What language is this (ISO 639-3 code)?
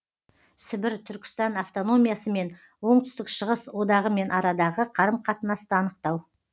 kaz